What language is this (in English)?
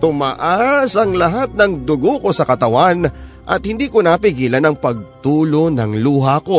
Filipino